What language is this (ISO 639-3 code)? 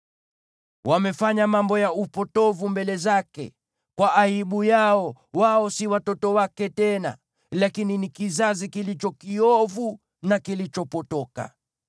swa